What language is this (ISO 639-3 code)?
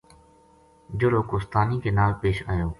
gju